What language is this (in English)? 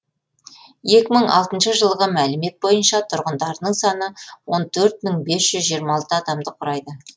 Kazakh